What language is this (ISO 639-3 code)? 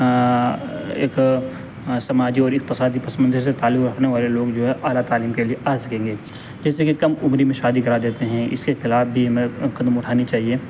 urd